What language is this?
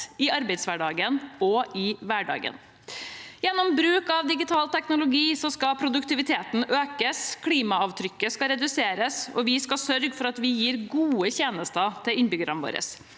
Norwegian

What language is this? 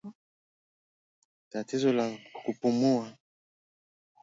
Swahili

